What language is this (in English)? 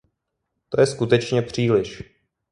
Czech